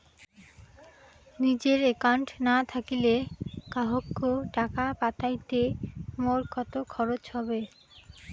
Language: Bangla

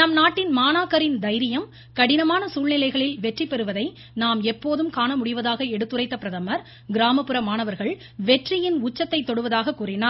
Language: Tamil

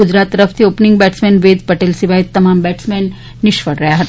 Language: Gujarati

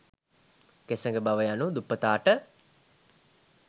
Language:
Sinhala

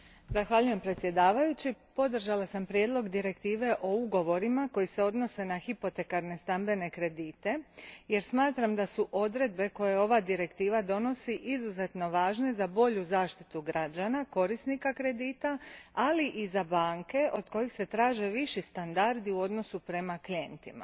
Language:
Croatian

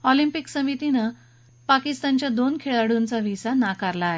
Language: Marathi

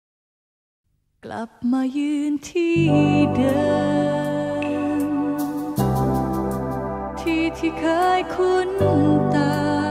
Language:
Thai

